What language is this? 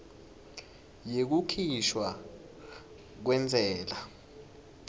Swati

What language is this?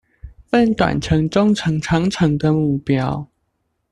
Chinese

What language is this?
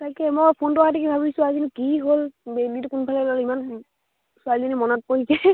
Assamese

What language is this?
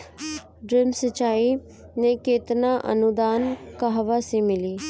Bhojpuri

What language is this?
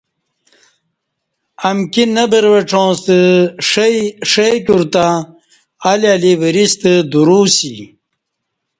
Kati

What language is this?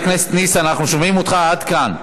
Hebrew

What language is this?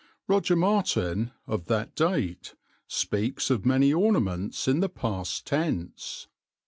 English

